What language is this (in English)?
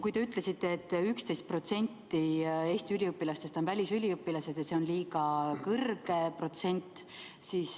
Estonian